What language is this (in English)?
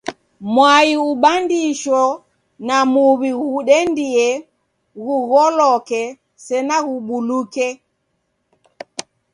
Taita